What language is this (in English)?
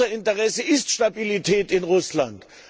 German